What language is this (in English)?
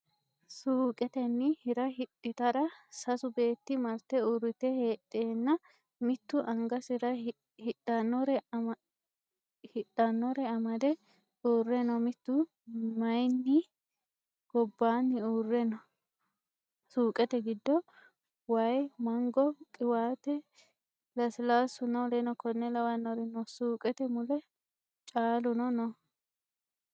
Sidamo